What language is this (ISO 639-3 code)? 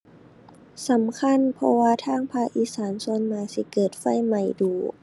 tha